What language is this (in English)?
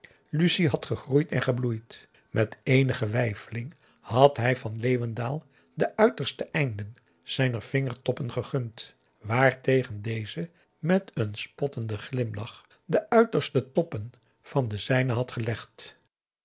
Dutch